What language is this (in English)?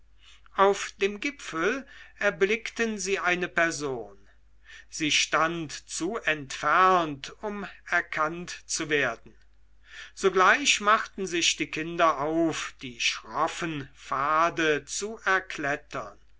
German